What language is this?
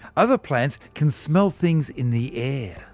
English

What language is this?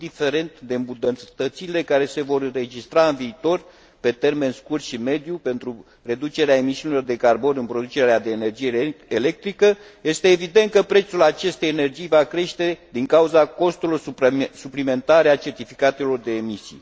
Romanian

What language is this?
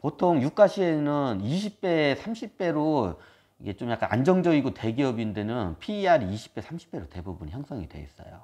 Korean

